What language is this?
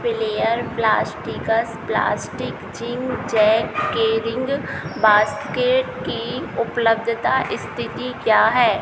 Hindi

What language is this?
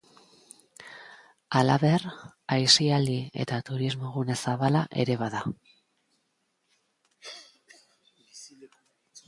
Basque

